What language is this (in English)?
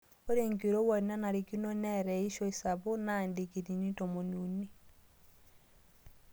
Masai